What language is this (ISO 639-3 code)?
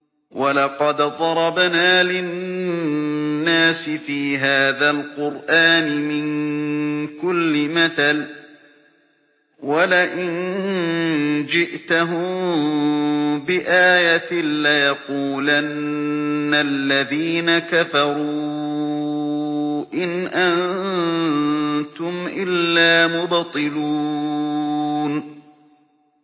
ara